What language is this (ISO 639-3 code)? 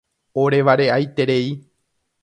grn